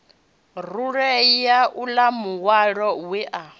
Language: Venda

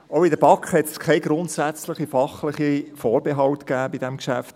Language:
Swiss German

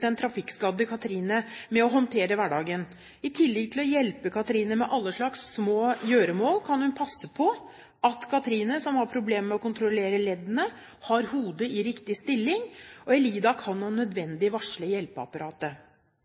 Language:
Norwegian Bokmål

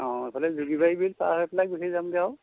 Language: Assamese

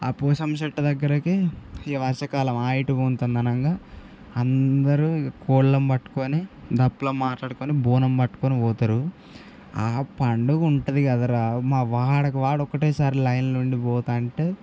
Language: Telugu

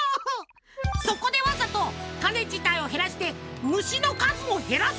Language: Japanese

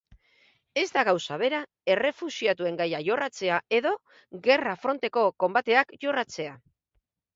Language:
Basque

